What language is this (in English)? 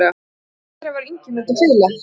Icelandic